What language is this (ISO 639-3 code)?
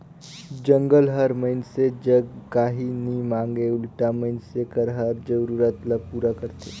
hne